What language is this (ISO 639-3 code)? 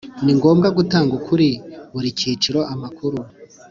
kin